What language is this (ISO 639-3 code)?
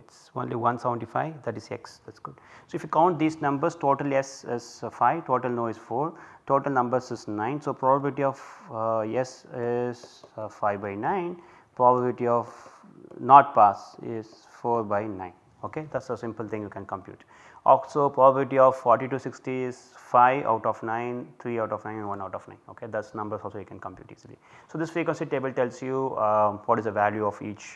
eng